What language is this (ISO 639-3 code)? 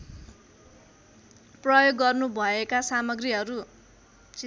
nep